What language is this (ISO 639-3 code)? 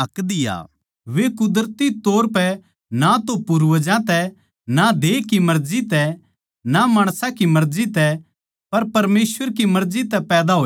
bgc